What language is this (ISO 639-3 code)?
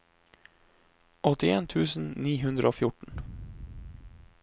nor